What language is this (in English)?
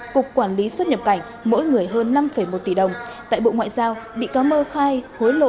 Vietnamese